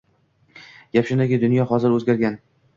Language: Uzbek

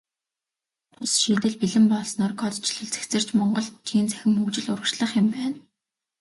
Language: Mongolian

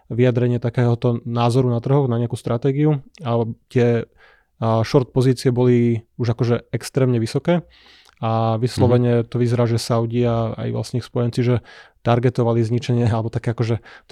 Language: Slovak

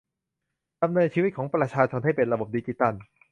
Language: Thai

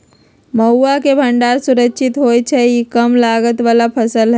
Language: Magahi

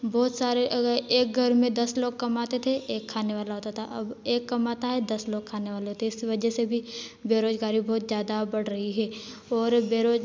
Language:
Hindi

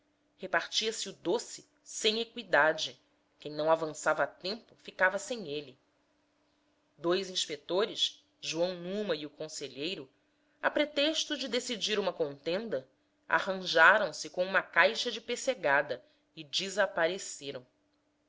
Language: Portuguese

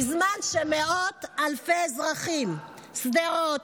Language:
Hebrew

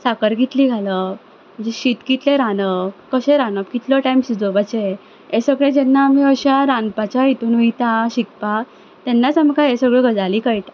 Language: Konkani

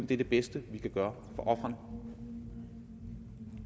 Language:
Danish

